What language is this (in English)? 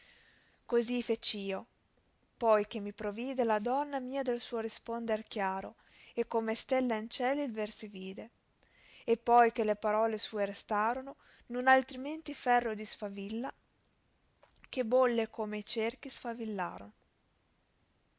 Italian